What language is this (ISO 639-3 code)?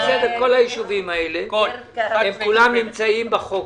heb